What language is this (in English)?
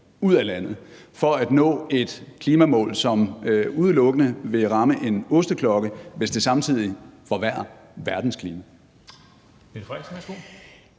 Danish